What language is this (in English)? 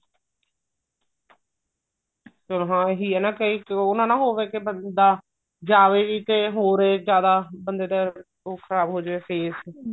Punjabi